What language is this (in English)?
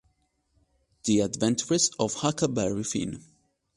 Italian